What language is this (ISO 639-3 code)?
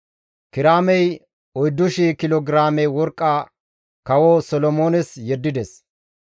gmv